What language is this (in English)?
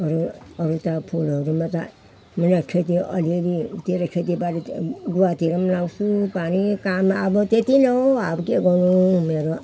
Nepali